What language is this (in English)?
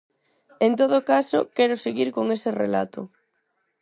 Galician